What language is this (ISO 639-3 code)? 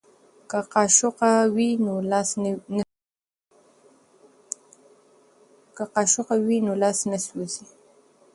pus